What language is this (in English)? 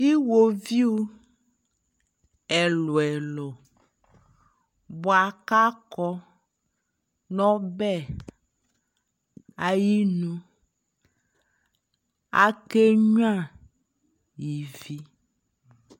Ikposo